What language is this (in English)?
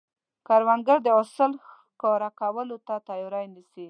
Pashto